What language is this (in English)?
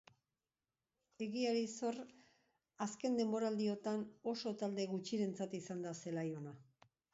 Basque